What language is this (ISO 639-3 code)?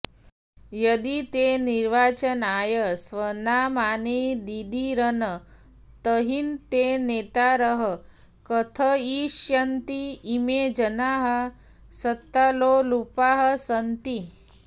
san